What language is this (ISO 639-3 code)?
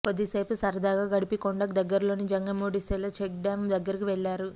tel